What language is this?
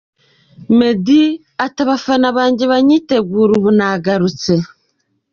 Kinyarwanda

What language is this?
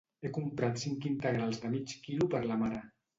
Catalan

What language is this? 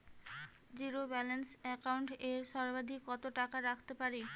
Bangla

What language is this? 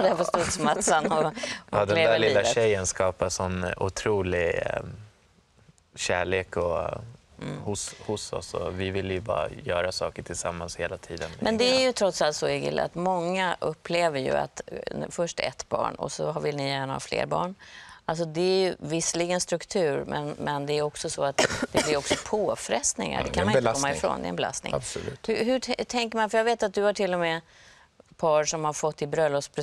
Swedish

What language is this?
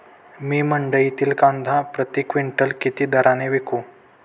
Marathi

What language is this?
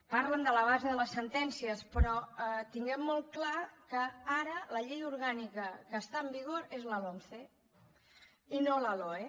Catalan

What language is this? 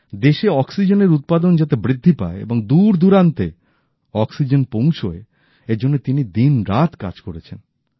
Bangla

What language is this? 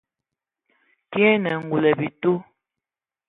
Ewondo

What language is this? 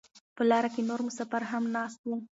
Pashto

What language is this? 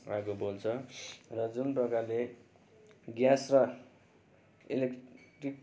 Nepali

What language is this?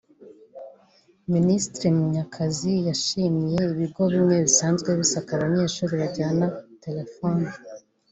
Kinyarwanda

